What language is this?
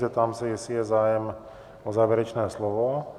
Czech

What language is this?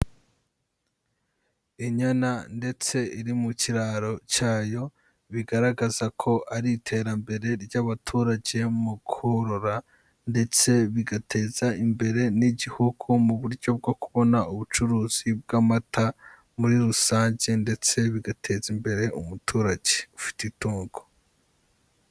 Kinyarwanda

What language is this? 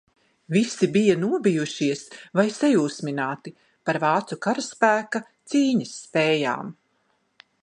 Latvian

